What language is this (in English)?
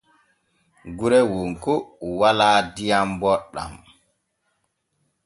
Borgu Fulfulde